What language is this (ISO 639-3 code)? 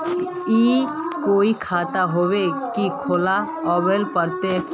mag